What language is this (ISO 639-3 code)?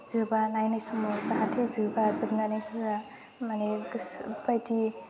brx